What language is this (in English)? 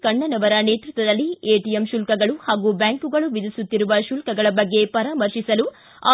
Kannada